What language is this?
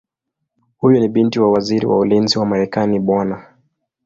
Swahili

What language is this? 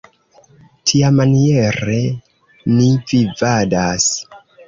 Esperanto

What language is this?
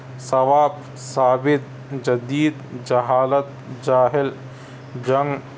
Urdu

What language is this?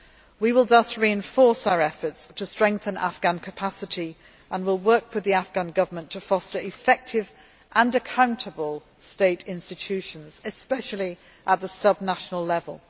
English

